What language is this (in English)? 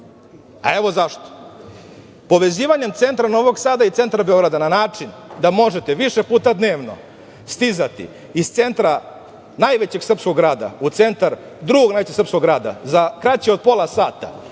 Serbian